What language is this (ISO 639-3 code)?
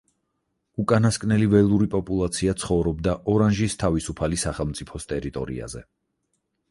kat